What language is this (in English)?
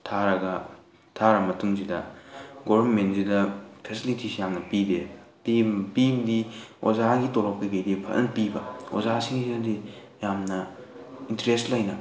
Manipuri